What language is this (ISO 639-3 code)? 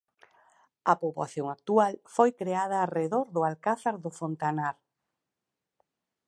glg